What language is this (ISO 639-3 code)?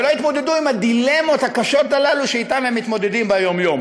heb